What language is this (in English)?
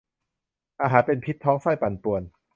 Thai